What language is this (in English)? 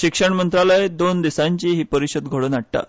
Konkani